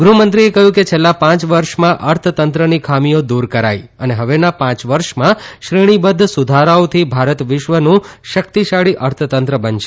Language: Gujarati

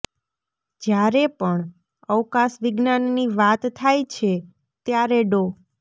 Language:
Gujarati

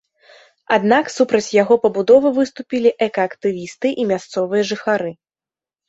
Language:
Belarusian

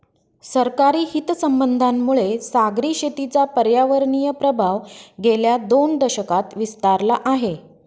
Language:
Marathi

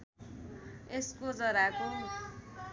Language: Nepali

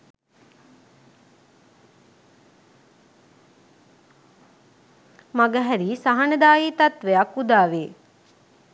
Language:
Sinhala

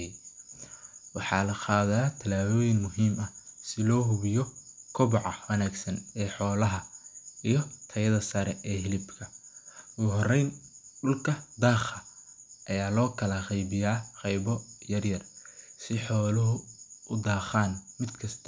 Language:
Somali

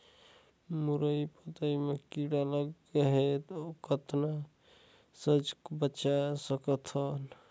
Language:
Chhattisgarhi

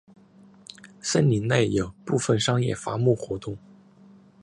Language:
Chinese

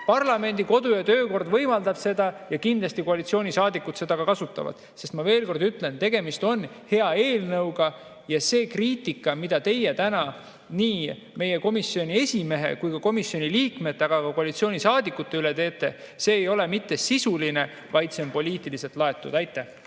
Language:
Estonian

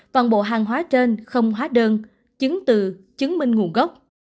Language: Vietnamese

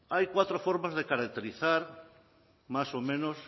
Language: Spanish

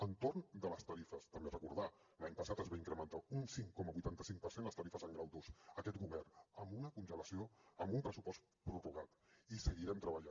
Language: Catalan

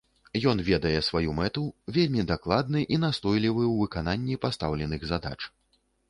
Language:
Belarusian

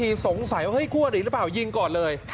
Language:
Thai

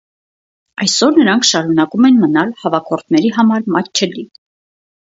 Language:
Armenian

